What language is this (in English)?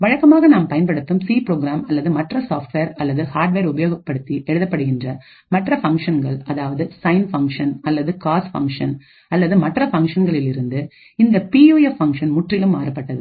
Tamil